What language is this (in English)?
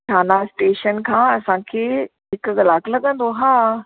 Sindhi